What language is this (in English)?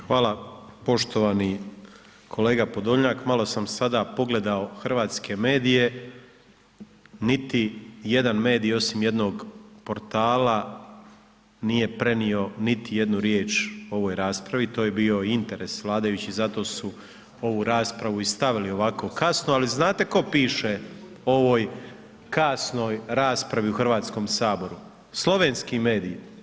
Croatian